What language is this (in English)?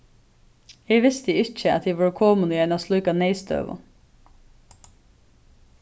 Faroese